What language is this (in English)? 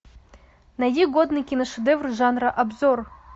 Russian